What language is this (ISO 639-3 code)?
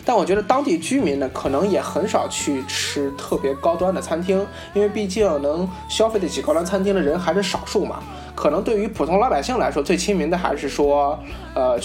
zho